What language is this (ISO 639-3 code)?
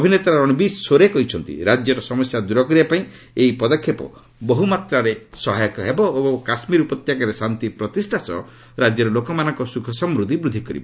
ori